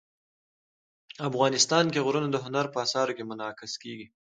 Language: Pashto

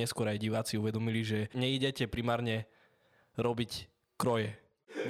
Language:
Slovak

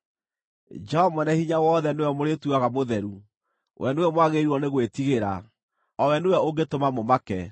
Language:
Kikuyu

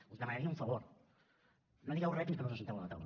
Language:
Catalan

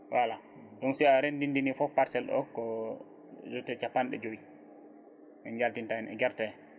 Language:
Fula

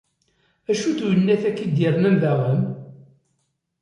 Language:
Kabyle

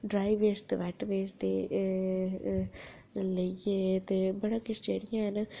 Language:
Dogri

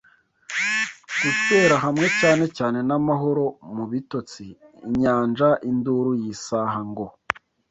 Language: Kinyarwanda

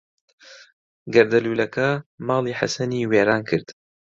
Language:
Central Kurdish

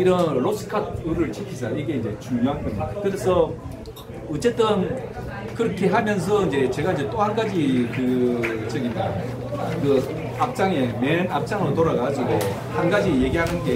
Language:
Korean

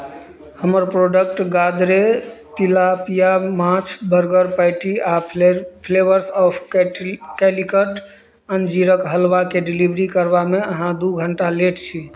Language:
Maithili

